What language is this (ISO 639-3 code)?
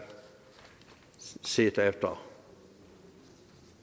dan